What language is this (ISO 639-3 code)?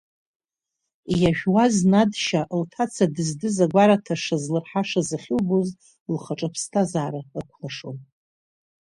abk